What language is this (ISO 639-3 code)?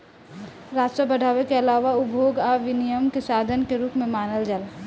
bho